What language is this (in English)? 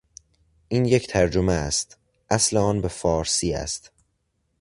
Persian